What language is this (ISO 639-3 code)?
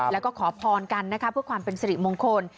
tha